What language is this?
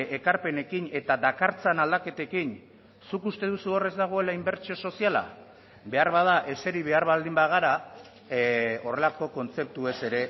Basque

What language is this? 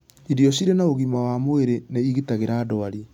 Kikuyu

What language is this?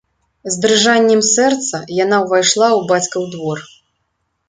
Belarusian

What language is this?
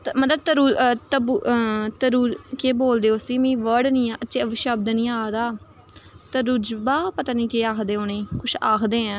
Dogri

